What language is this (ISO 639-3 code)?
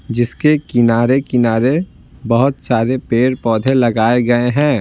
hin